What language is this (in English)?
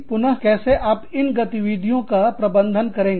Hindi